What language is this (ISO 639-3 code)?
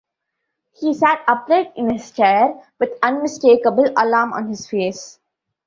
eng